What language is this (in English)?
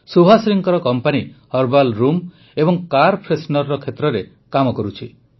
Odia